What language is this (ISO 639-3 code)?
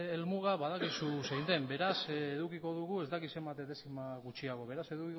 eus